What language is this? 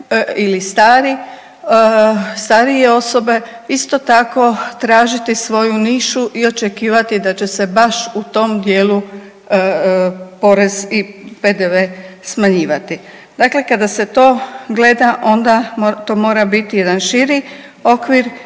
Croatian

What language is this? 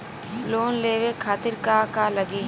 Bhojpuri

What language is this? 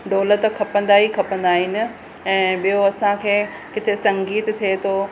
Sindhi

